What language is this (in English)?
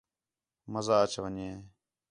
Khetrani